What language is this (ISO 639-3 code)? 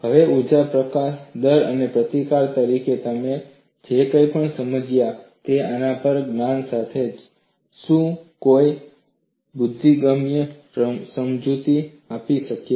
guj